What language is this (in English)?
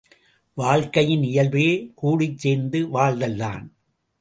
Tamil